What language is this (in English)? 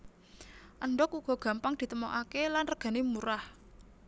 Javanese